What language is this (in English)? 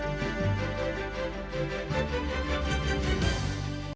Ukrainian